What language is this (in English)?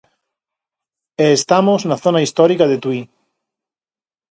Galician